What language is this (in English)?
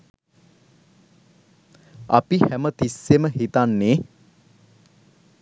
Sinhala